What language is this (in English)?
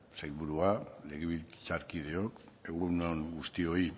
Basque